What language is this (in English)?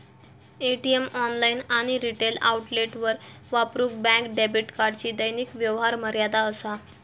Marathi